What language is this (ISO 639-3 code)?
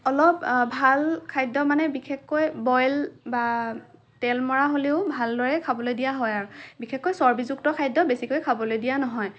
asm